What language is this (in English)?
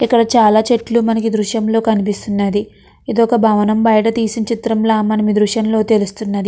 Telugu